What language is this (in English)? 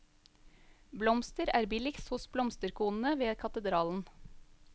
Norwegian